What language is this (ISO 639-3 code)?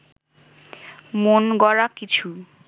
ben